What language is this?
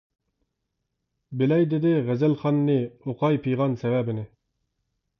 Uyghur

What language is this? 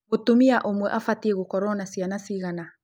Kikuyu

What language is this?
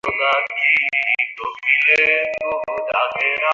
Bangla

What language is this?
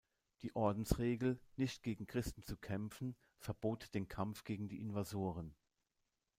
German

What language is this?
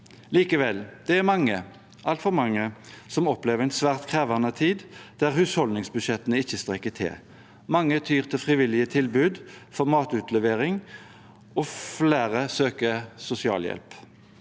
Norwegian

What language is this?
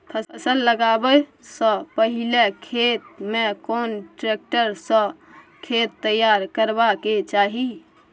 Maithili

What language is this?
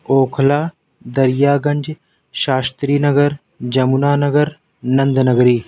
Urdu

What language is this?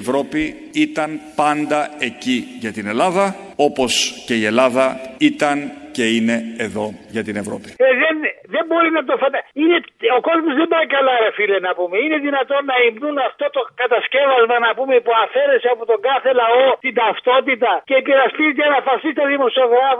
Greek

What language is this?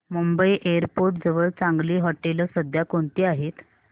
Marathi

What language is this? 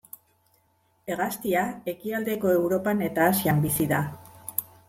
Basque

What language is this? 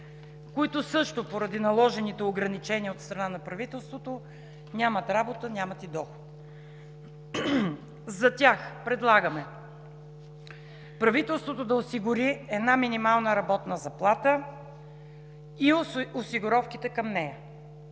Bulgarian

